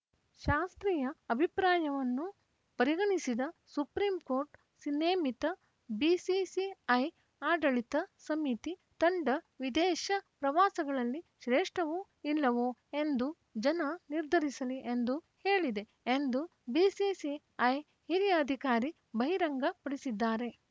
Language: Kannada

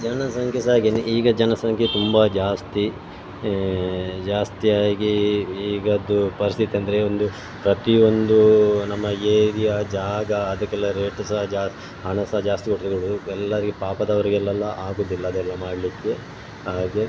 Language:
Kannada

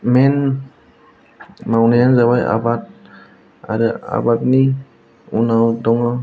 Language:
Bodo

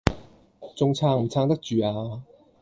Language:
Cantonese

